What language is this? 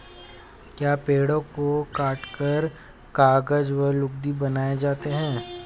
Hindi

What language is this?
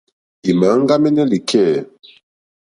Mokpwe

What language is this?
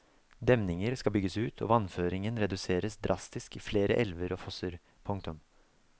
Norwegian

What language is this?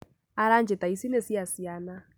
Kikuyu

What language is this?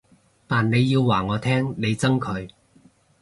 Cantonese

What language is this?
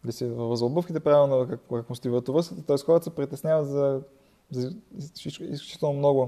Bulgarian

